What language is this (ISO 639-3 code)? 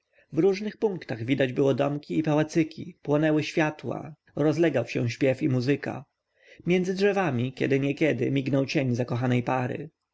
pol